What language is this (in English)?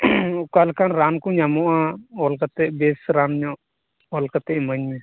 Santali